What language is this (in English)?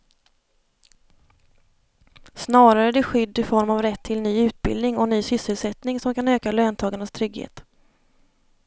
Swedish